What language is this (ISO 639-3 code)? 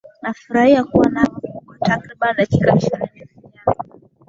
swa